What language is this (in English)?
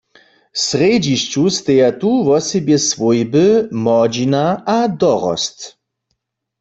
Upper Sorbian